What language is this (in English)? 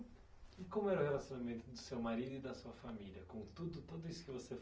Portuguese